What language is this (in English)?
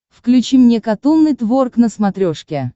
Russian